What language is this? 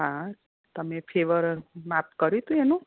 Gujarati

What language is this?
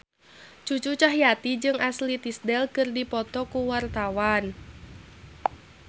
Sundanese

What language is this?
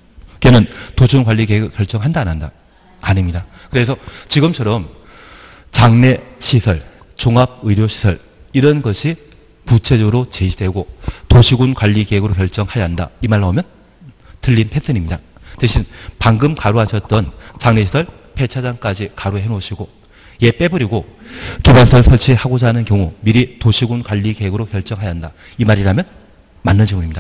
Korean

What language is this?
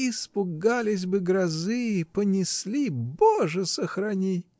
Russian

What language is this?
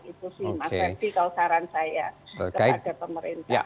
Indonesian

